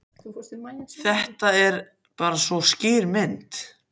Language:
Icelandic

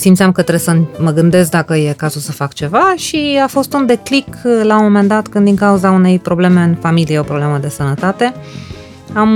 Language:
Romanian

